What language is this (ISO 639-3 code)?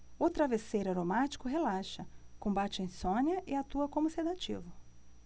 por